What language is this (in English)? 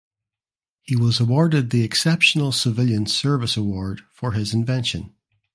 English